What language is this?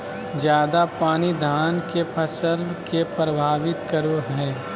Magahi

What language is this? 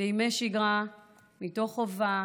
Hebrew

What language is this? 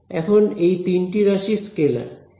Bangla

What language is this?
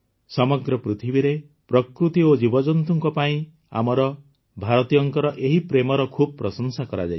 Odia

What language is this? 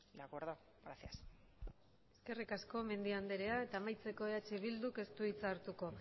Basque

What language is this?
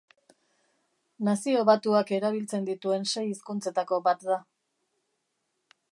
Basque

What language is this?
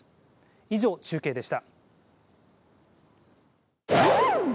Japanese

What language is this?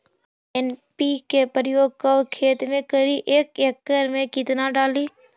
Magahi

